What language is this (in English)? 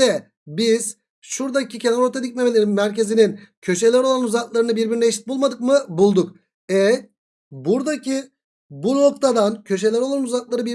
Turkish